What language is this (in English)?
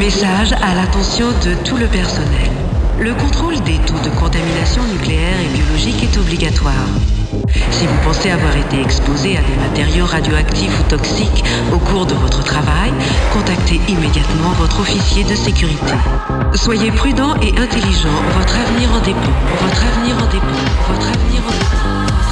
French